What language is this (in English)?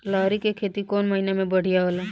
Bhojpuri